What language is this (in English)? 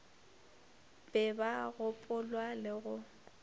Northern Sotho